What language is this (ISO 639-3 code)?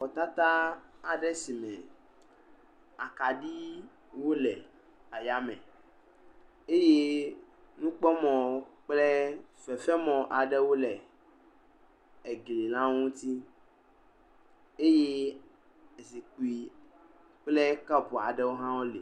ewe